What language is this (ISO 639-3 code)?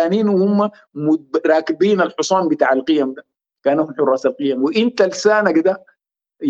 ara